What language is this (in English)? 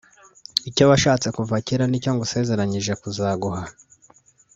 Kinyarwanda